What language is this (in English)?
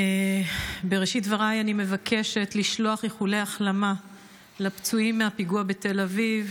Hebrew